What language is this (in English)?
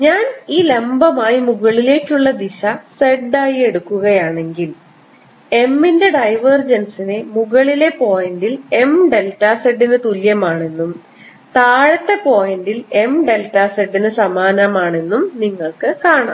Malayalam